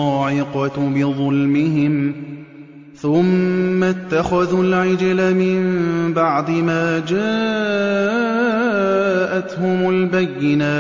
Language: Arabic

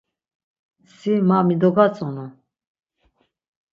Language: Laz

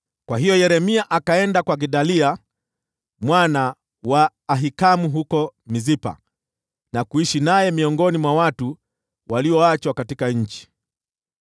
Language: Swahili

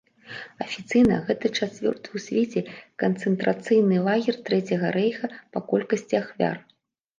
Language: Belarusian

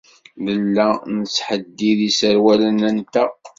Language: Kabyle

